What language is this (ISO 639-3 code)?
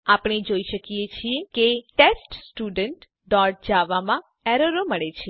guj